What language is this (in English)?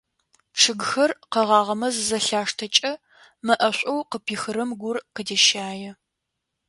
Adyghe